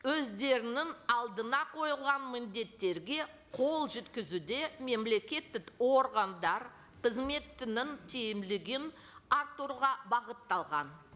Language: Kazakh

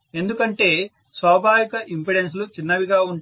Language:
Telugu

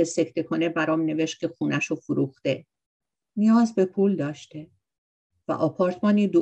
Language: Persian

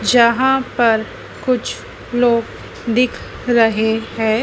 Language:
Hindi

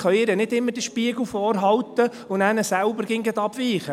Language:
Swiss German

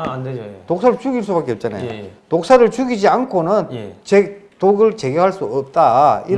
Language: Korean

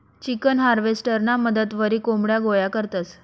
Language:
Marathi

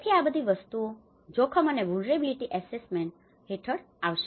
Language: Gujarati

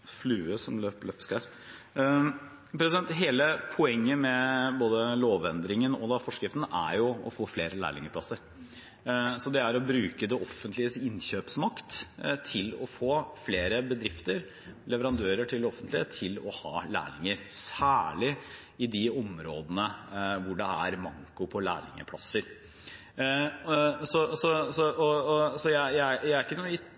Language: Norwegian Bokmål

